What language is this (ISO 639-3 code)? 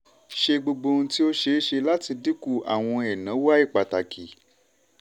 yor